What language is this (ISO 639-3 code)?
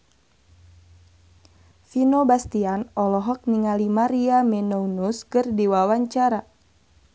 sun